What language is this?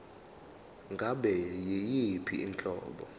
Zulu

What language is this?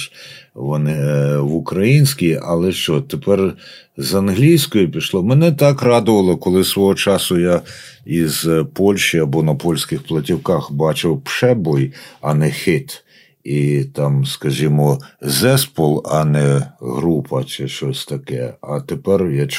Ukrainian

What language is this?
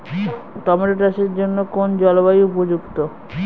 Bangla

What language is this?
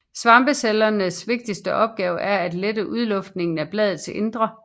Danish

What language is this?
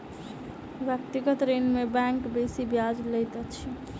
Maithili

